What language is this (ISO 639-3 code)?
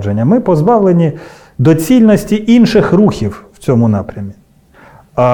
ukr